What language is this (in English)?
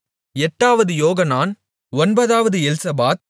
Tamil